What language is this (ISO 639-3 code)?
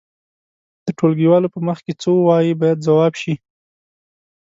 pus